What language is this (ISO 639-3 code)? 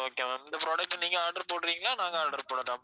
tam